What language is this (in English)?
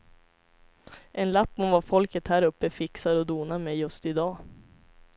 Swedish